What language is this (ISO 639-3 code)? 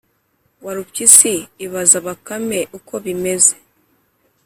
kin